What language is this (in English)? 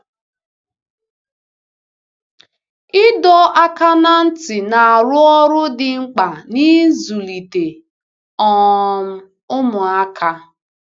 Igbo